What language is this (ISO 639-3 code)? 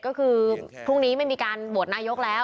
tha